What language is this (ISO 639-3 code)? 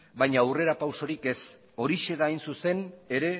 eus